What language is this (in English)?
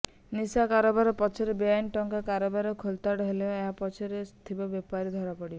Odia